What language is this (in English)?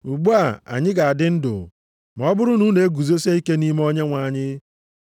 Igbo